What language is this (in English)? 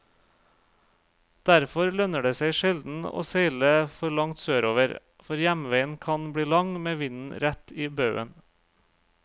Norwegian